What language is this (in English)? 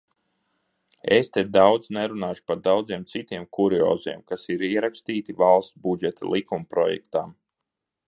Latvian